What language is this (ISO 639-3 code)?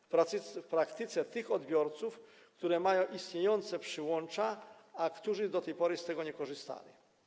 pol